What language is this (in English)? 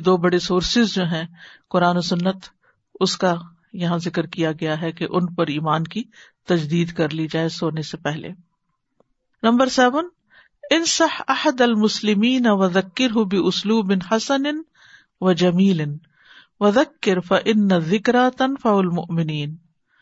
Urdu